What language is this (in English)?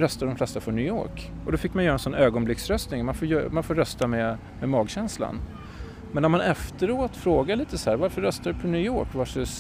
Swedish